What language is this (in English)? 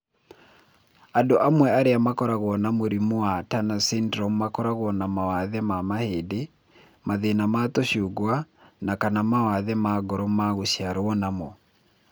Kikuyu